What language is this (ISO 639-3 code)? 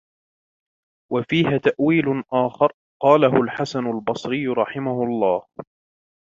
ara